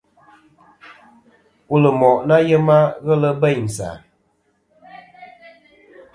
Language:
Kom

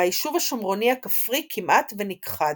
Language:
Hebrew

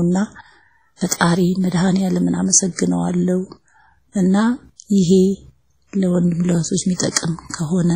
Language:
Arabic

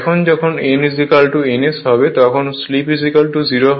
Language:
Bangla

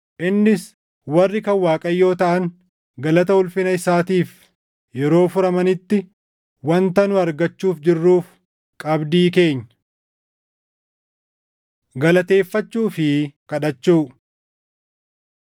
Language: Oromo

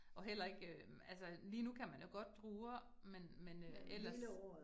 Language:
Danish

